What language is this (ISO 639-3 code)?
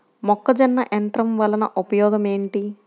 tel